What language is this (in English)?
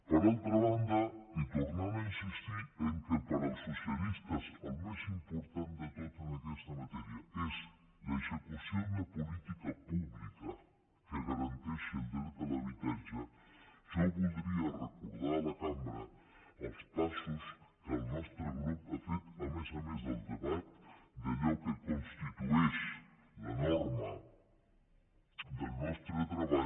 Catalan